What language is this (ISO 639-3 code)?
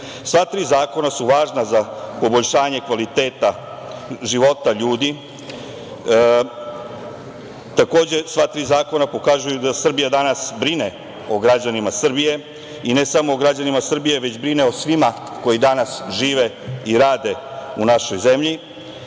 srp